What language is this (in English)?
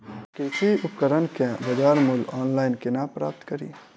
Maithili